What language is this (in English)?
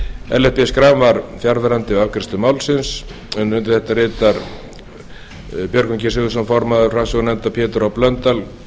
Icelandic